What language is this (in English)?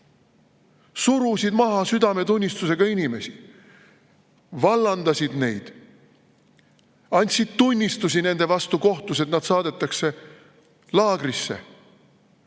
Estonian